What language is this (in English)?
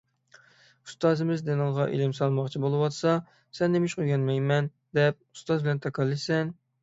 Uyghur